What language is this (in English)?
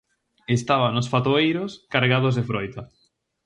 Galician